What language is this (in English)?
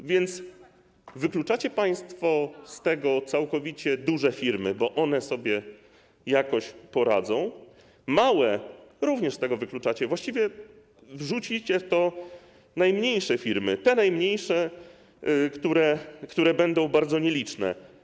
Polish